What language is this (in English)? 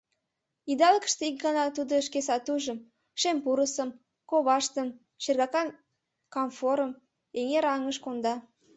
Mari